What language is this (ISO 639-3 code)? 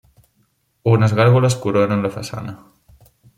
cat